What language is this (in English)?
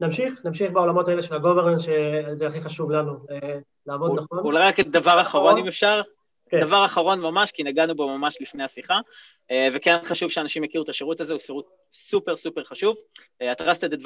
Hebrew